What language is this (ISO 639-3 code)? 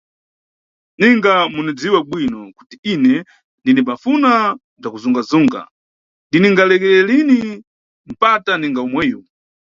nyu